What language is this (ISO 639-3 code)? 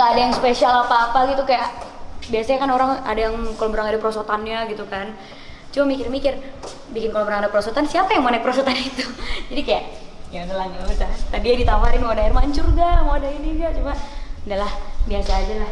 ind